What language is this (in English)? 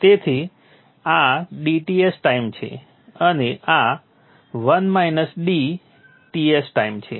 Gujarati